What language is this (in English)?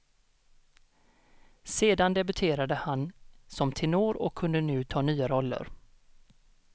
Swedish